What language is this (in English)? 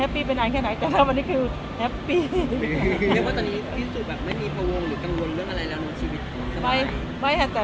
Thai